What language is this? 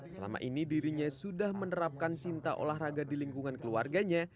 Indonesian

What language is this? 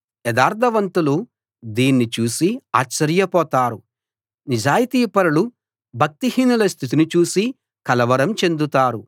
Telugu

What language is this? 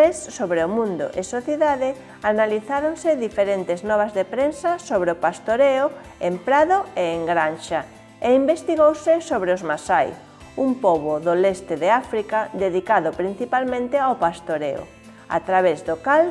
Spanish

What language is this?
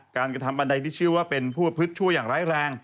Thai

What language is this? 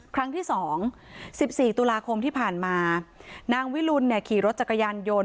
Thai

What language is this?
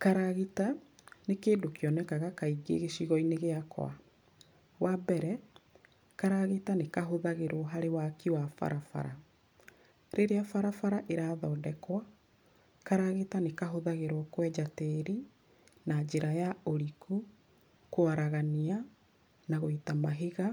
Kikuyu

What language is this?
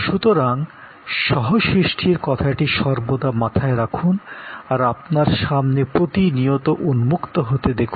Bangla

